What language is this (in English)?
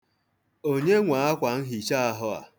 Igbo